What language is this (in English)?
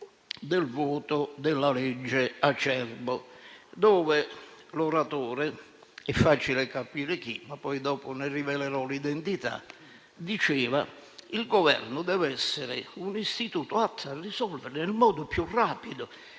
Italian